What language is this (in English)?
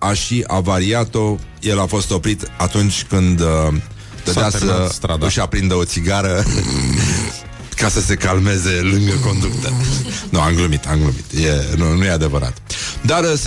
Romanian